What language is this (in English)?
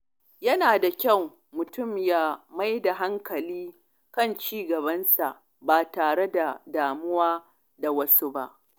Hausa